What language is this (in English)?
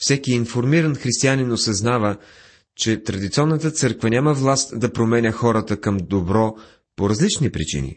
Bulgarian